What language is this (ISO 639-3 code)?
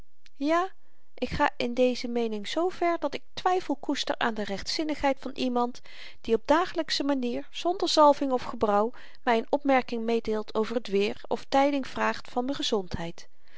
nld